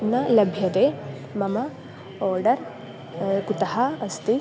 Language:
Sanskrit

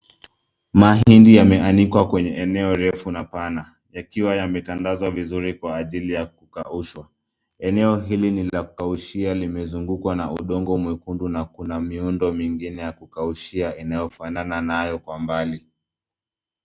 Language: Swahili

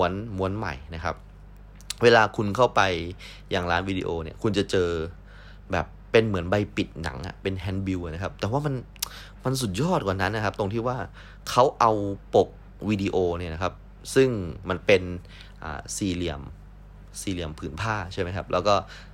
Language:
Thai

